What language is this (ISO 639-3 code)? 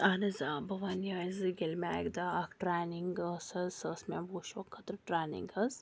kas